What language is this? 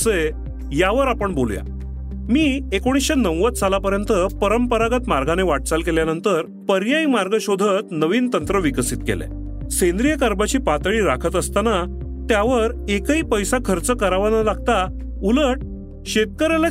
Marathi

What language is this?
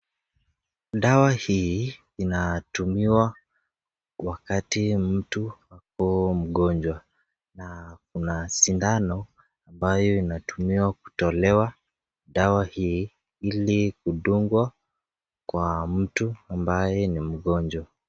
Swahili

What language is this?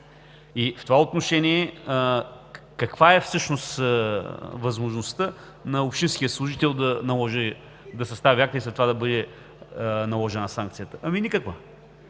Bulgarian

